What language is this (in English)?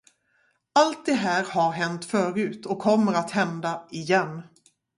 Swedish